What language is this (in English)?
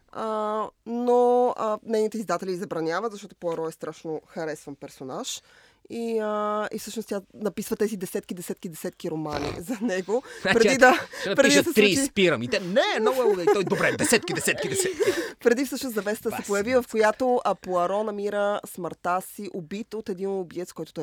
Bulgarian